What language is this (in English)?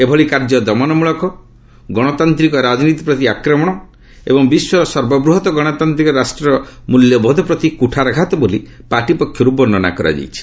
Odia